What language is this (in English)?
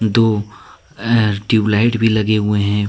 Hindi